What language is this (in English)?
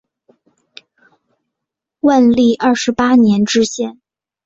Chinese